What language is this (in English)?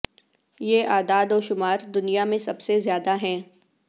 Urdu